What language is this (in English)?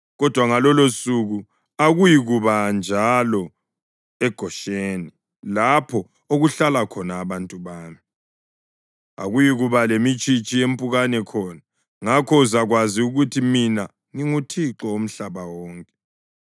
North Ndebele